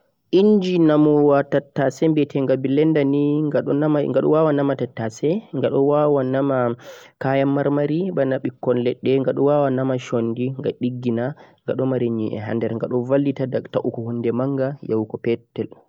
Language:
Central-Eastern Niger Fulfulde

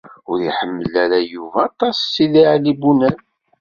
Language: Kabyle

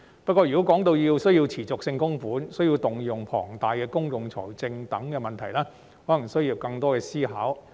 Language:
Cantonese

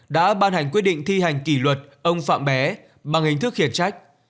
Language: Vietnamese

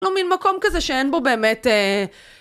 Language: Hebrew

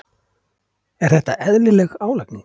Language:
Icelandic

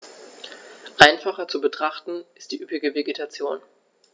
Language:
German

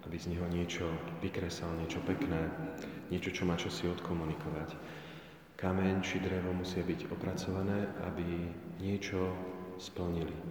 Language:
Slovak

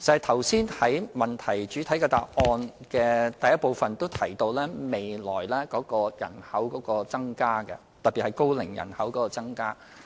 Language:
Cantonese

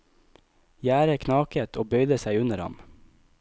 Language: Norwegian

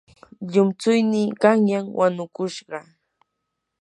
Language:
Yanahuanca Pasco Quechua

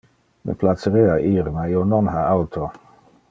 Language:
Interlingua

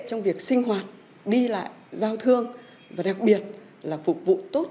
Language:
Vietnamese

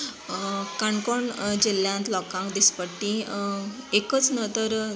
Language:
Konkani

